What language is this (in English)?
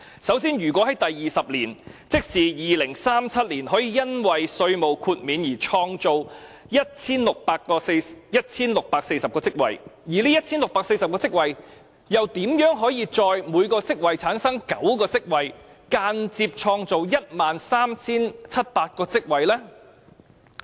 Cantonese